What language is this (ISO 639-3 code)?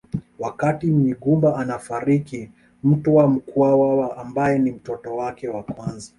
swa